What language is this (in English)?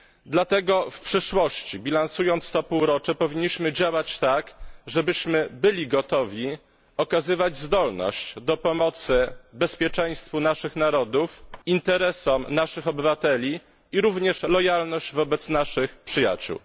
Polish